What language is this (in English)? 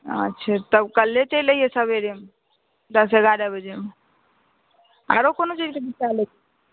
Maithili